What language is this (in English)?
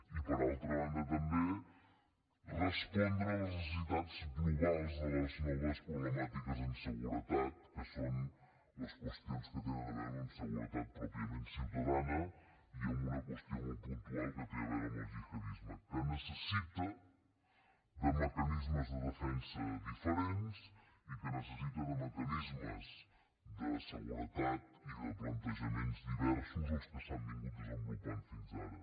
Catalan